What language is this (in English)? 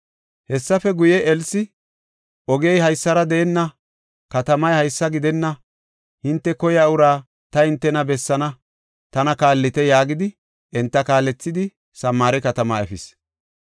Gofa